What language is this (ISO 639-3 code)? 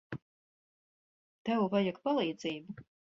lav